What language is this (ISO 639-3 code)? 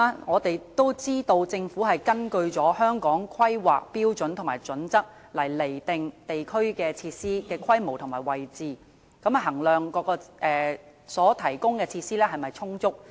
yue